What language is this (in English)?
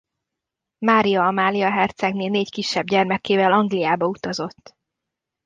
Hungarian